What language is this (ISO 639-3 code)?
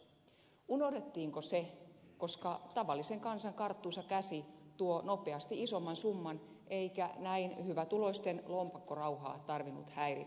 fin